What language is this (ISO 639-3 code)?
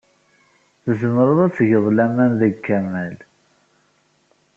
kab